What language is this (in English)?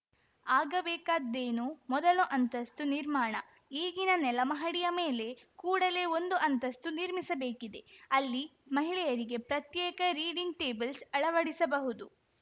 Kannada